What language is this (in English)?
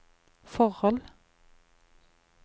Norwegian